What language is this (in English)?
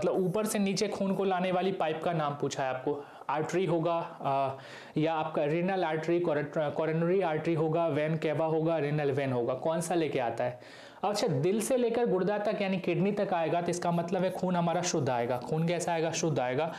Hindi